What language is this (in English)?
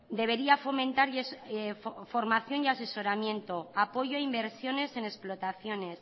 Spanish